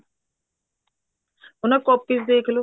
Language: Punjabi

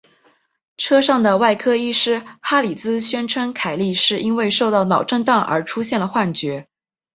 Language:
Chinese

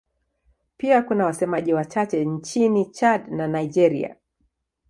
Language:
Swahili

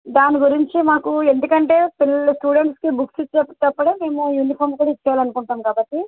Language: Telugu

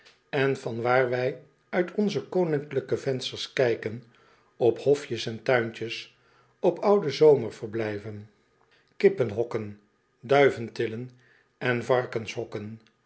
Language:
Dutch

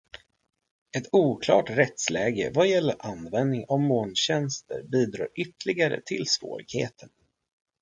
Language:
Swedish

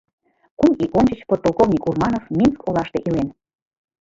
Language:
Mari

